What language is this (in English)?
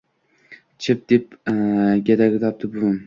Uzbek